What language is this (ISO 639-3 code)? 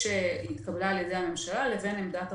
heb